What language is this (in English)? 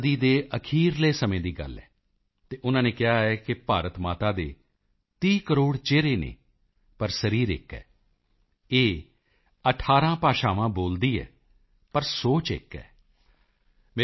Punjabi